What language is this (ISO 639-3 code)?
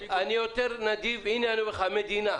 heb